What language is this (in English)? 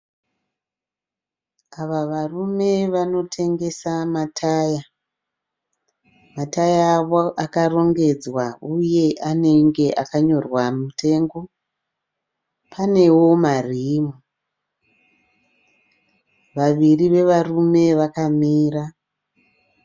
Shona